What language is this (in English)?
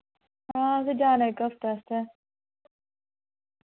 Dogri